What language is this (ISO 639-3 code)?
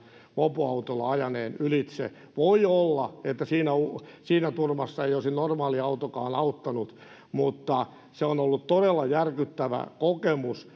fin